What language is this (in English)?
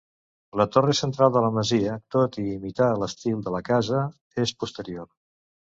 Catalan